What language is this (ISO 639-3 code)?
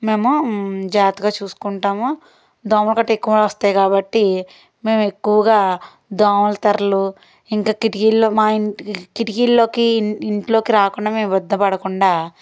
tel